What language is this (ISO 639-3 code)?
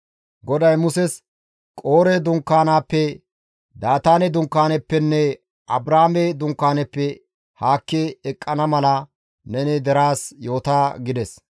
gmv